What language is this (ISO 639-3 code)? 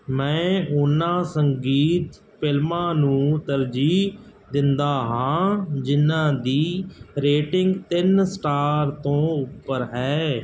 pan